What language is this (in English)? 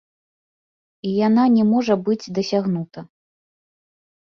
Belarusian